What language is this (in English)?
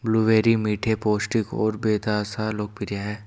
Hindi